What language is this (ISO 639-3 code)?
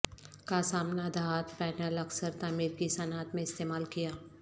urd